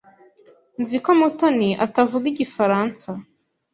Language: Kinyarwanda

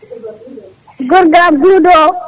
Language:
Fula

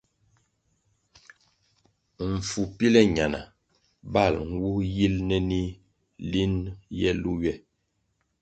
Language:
Kwasio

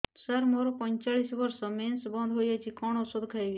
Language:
Odia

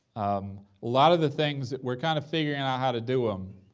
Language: English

